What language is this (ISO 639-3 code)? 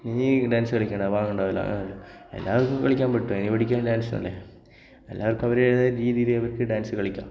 mal